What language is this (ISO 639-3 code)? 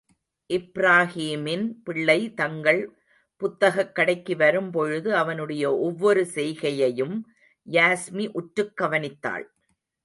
tam